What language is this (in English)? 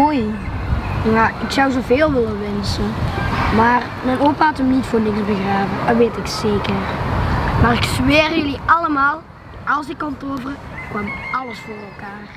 Dutch